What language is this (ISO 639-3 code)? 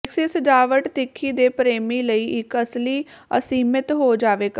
pan